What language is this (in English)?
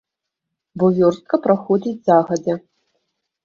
Belarusian